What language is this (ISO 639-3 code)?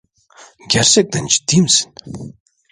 tur